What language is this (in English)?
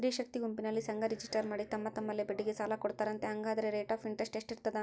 Kannada